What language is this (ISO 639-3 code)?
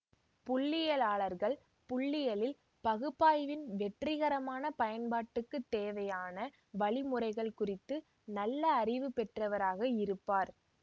tam